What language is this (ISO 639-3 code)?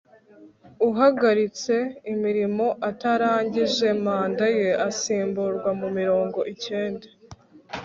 kin